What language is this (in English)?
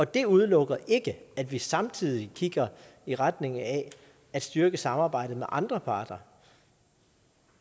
Danish